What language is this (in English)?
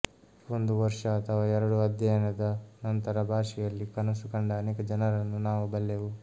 Kannada